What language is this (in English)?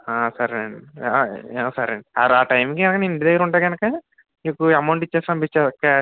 Telugu